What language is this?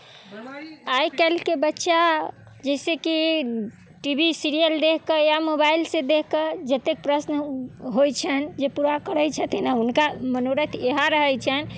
Maithili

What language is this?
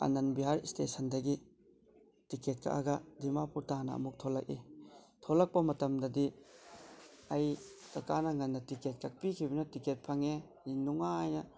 Manipuri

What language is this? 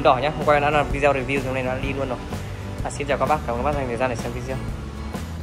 Vietnamese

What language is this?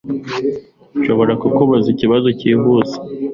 Kinyarwanda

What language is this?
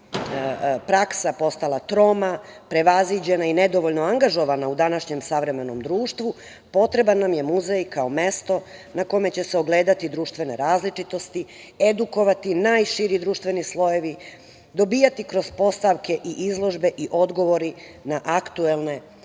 Serbian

